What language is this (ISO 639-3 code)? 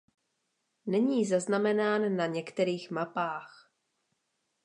ces